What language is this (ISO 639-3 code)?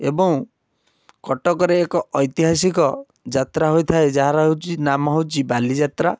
ori